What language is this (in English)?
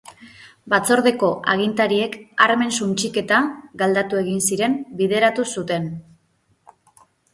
Basque